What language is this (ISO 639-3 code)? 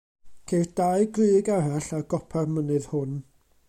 cym